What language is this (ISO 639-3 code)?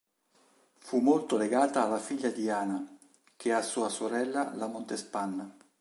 ita